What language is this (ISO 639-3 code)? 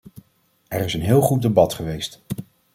nld